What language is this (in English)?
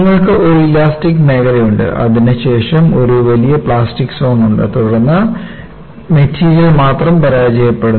Malayalam